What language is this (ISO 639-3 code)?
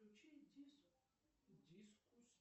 rus